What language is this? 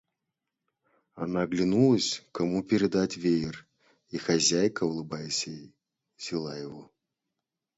Russian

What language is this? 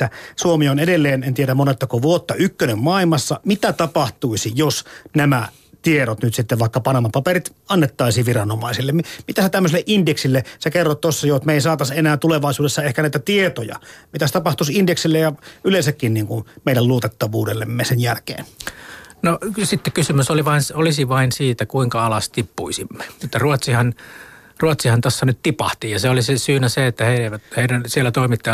Finnish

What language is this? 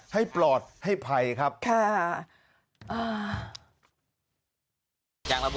Thai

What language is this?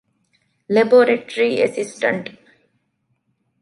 Divehi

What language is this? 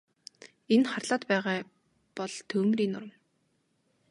Mongolian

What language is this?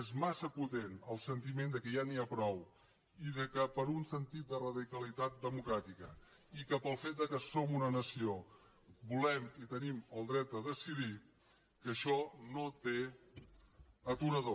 Catalan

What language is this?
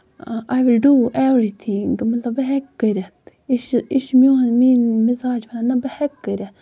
Kashmiri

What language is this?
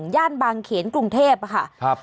Thai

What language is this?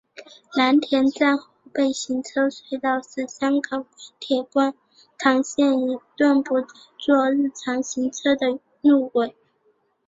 Chinese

